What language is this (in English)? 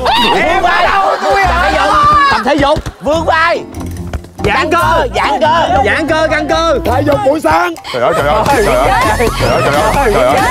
Vietnamese